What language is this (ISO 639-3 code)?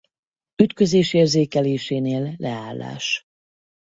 hun